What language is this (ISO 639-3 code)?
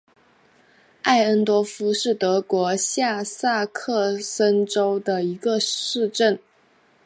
zho